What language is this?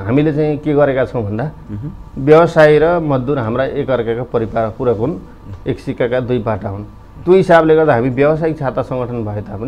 Hindi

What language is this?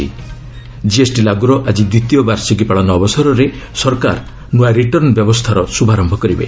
Odia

